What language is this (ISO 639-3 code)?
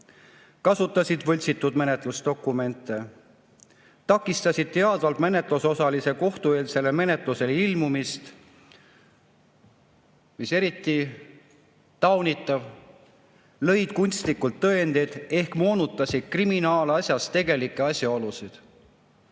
est